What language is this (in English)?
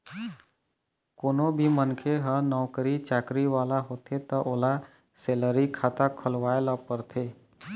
Chhattisgarhi